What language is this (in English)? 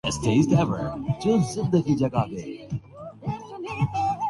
Urdu